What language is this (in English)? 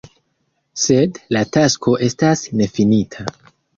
Esperanto